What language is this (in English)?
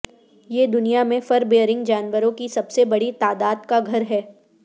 Urdu